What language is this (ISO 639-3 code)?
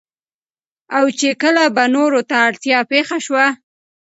pus